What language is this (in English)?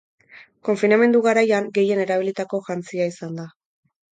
Basque